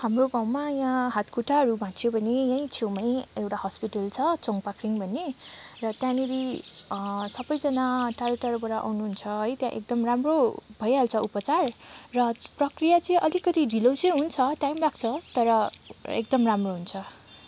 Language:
Nepali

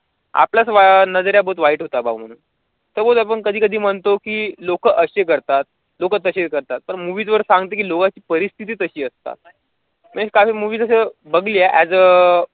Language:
Marathi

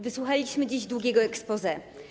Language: Polish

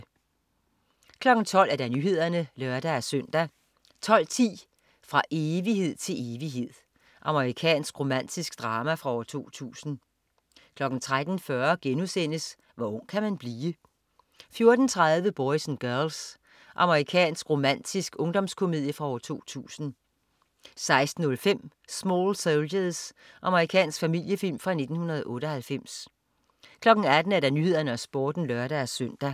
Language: Danish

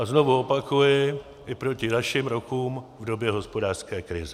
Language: Czech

